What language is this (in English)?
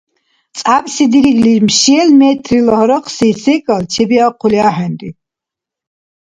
Dargwa